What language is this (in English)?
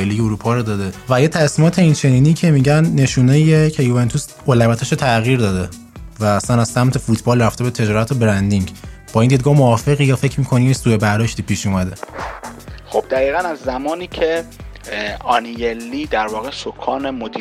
Persian